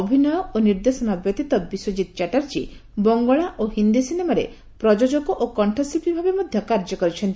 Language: Odia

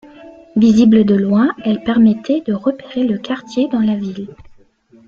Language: French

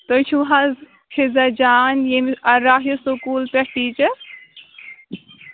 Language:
Kashmiri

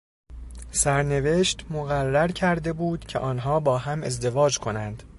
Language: Persian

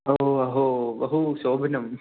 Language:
Sanskrit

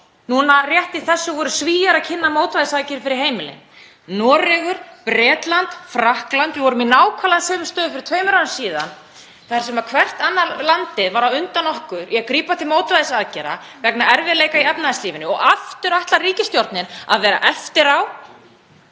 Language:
Icelandic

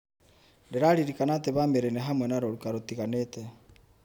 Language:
Kikuyu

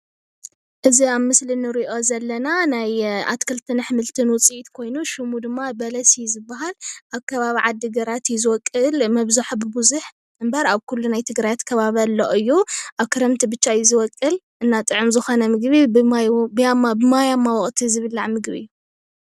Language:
Tigrinya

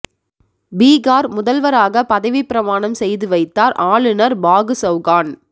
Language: Tamil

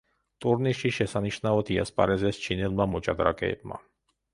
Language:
Georgian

